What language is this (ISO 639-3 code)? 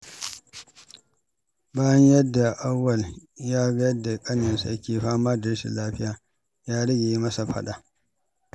hau